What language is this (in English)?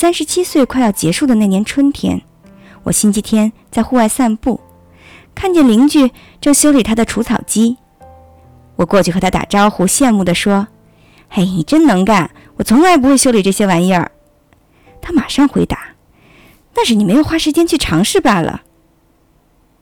Chinese